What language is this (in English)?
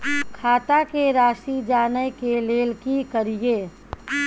Maithili